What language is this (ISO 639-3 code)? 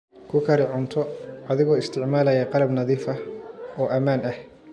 som